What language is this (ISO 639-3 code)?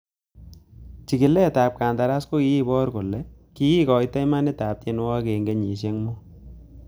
kln